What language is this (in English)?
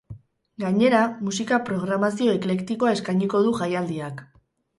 Basque